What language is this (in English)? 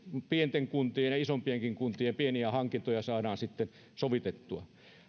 Finnish